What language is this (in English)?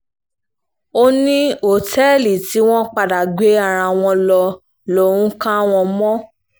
Yoruba